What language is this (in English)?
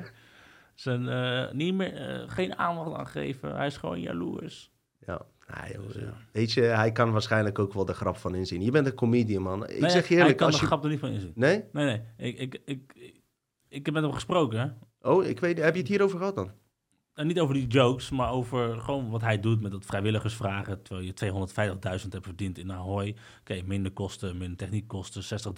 Dutch